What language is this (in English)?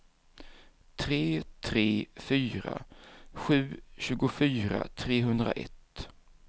Swedish